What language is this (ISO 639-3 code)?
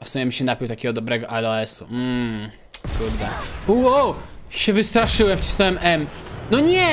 pol